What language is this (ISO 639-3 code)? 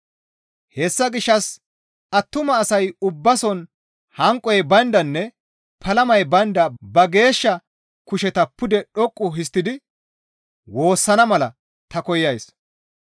gmv